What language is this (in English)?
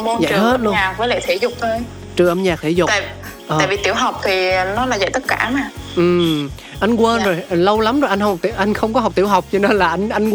Vietnamese